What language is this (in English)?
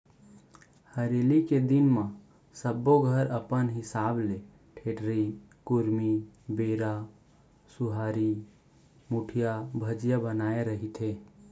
Chhattisgarhi